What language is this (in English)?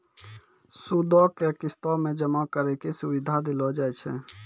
Maithili